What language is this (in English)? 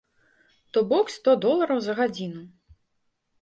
Belarusian